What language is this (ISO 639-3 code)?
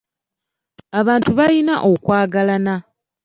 lug